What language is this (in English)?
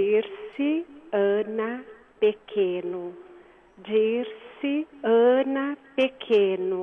Portuguese